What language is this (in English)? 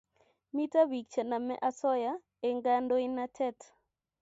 Kalenjin